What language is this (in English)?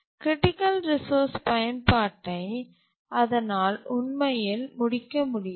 Tamil